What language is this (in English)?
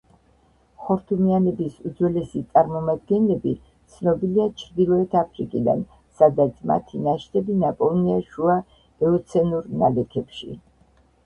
Georgian